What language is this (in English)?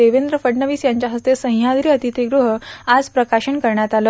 Marathi